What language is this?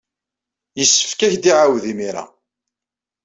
Kabyle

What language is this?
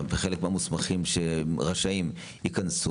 Hebrew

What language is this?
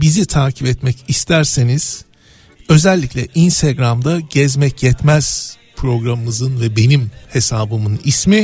Turkish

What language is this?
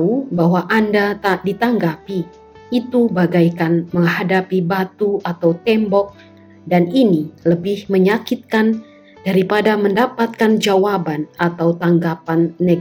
Indonesian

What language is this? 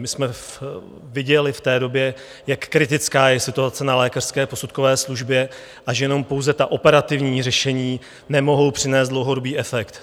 Czech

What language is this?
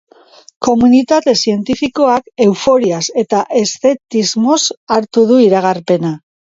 Basque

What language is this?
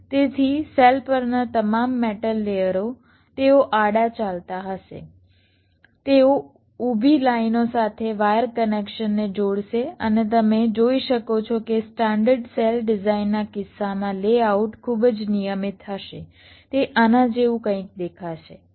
Gujarati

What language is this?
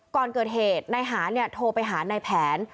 Thai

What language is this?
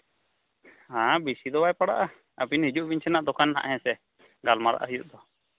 Santali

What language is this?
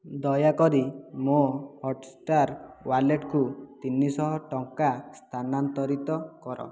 Odia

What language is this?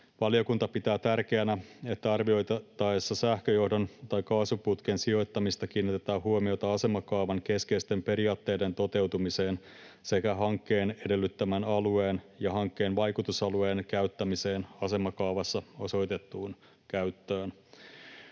Finnish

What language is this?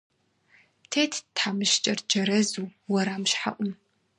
Kabardian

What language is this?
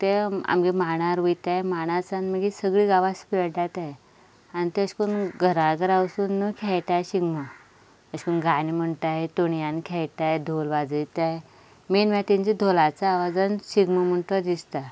Konkani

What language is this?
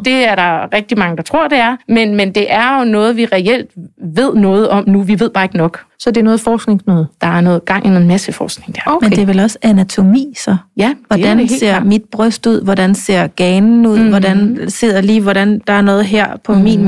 Danish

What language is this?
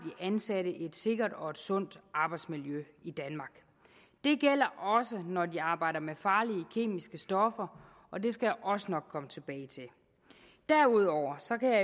Danish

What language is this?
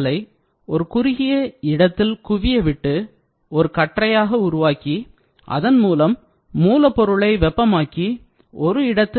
Tamil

